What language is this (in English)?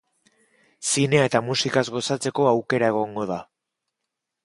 Basque